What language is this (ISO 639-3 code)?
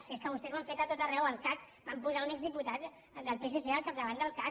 cat